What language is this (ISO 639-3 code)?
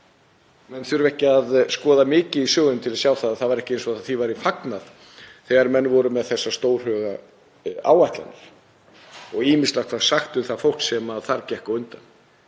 isl